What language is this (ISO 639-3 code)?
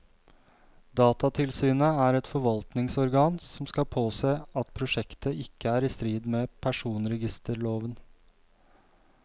nor